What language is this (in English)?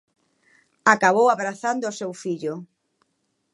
Galician